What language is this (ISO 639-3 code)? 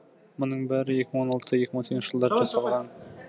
kaz